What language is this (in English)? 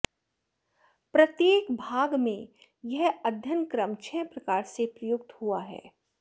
Sanskrit